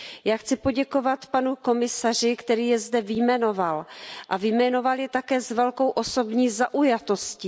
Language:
Czech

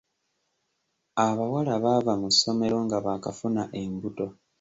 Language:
Ganda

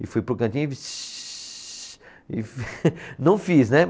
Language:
Portuguese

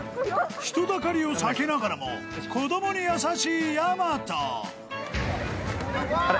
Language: Japanese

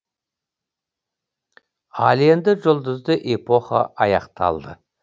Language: Kazakh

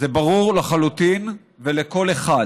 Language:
Hebrew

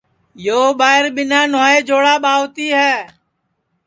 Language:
Sansi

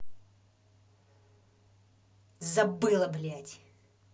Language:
Russian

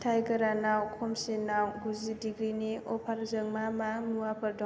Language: Bodo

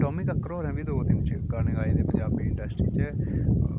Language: Dogri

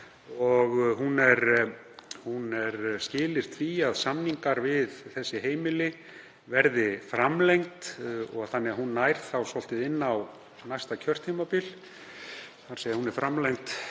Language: Icelandic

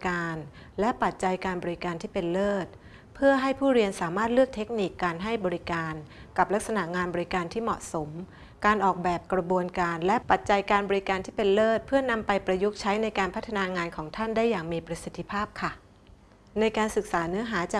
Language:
Thai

